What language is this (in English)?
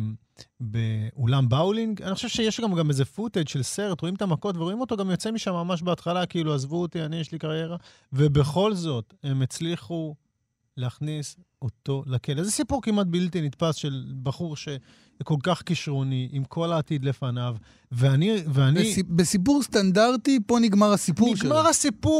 Hebrew